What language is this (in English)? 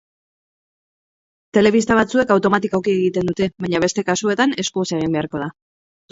Basque